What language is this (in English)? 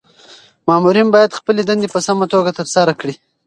Pashto